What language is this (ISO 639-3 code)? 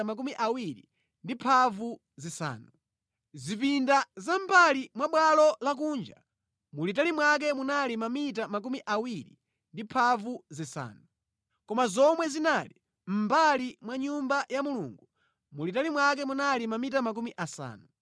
nya